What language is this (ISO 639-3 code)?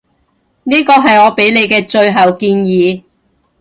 yue